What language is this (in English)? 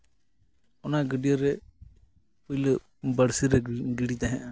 Santali